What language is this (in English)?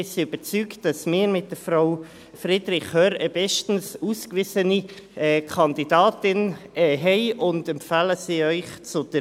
Swiss German